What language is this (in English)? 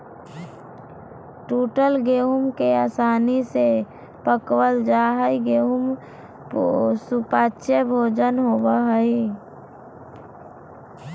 Magahi